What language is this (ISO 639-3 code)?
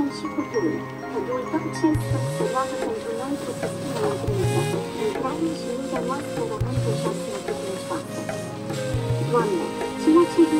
ron